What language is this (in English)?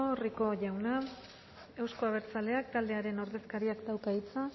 Basque